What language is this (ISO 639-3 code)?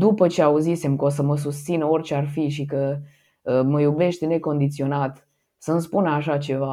ron